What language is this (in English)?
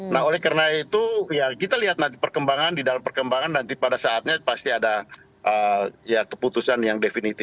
Indonesian